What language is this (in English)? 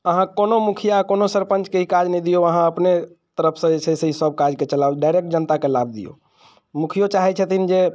Maithili